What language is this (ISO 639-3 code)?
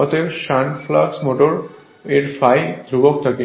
ben